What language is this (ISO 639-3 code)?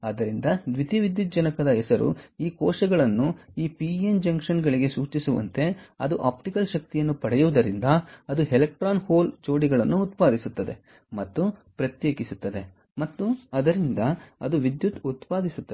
kan